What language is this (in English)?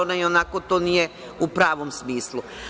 Serbian